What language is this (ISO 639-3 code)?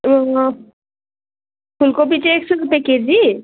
nep